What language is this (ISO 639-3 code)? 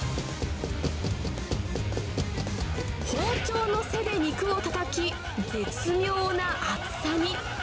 jpn